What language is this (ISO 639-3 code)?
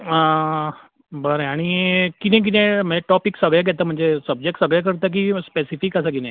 kok